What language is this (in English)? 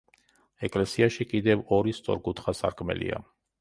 Georgian